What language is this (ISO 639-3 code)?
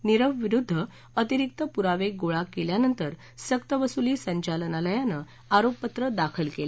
mar